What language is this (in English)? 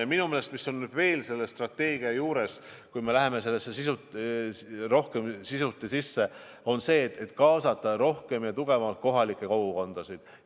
Estonian